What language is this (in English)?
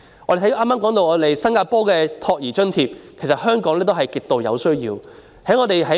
Cantonese